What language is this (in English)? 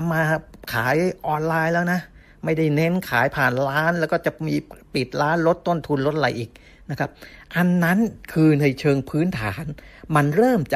Thai